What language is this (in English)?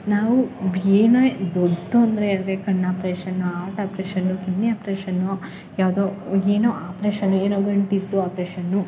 Kannada